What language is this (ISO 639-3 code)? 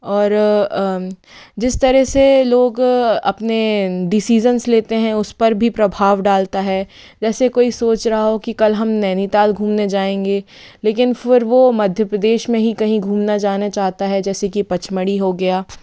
hin